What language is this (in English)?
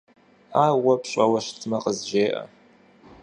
Kabardian